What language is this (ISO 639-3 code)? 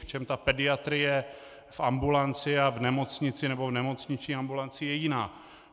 ces